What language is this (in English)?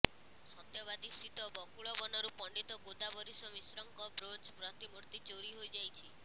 Odia